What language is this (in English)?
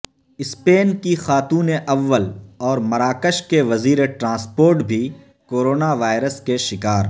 Urdu